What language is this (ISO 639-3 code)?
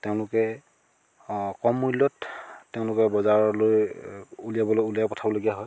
asm